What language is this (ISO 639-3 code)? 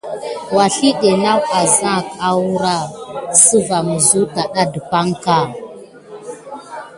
gid